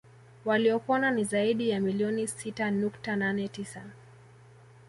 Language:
Swahili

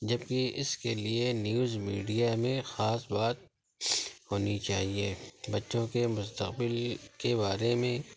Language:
Urdu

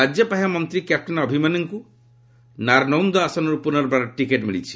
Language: Odia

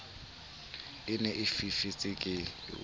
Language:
Southern Sotho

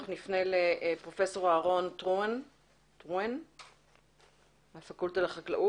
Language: Hebrew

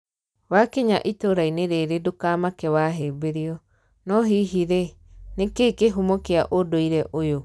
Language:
Kikuyu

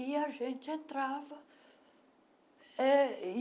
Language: Portuguese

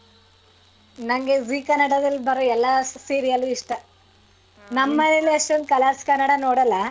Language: Kannada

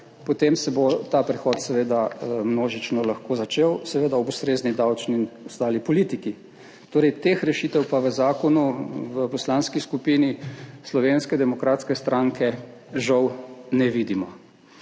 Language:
Slovenian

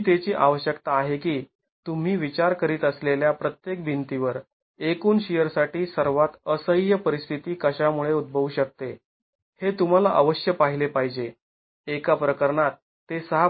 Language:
Marathi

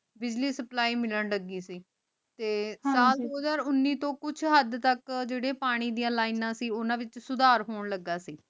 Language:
Punjabi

